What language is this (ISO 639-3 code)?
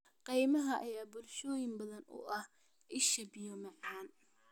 som